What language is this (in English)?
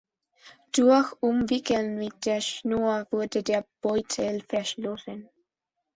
German